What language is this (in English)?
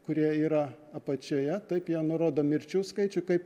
Lithuanian